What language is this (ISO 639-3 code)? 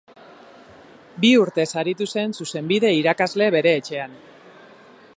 eus